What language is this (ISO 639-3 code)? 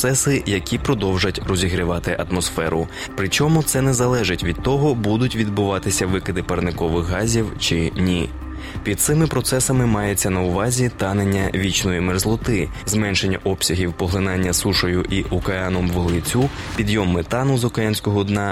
ukr